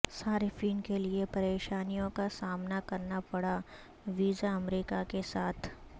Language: Urdu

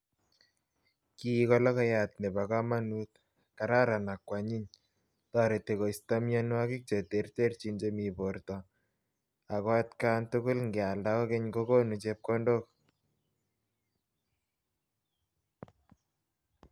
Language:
Kalenjin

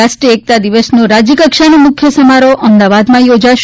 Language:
Gujarati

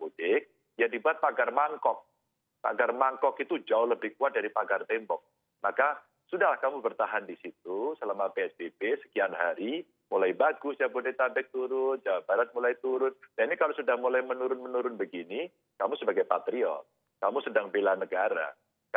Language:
Indonesian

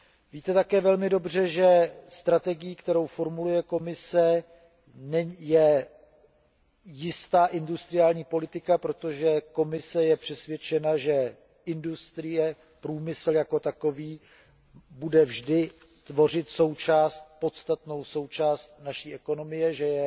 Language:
Czech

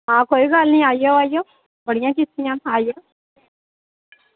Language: Dogri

